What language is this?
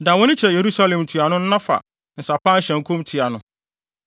Akan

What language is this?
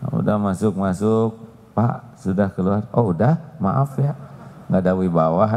Indonesian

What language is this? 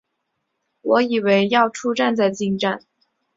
Chinese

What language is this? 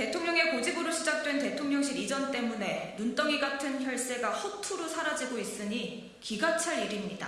Korean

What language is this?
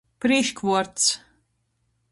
Latgalian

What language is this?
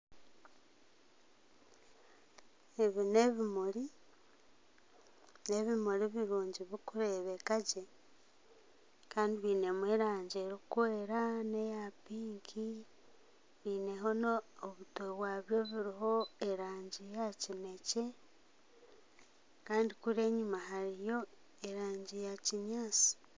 Nyankole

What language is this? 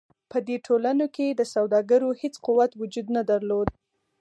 Pashto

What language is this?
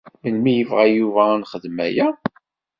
Kabyle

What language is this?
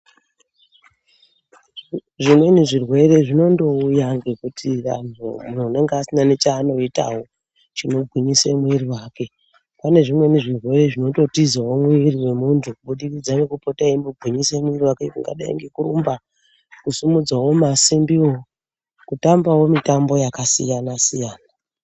Ndau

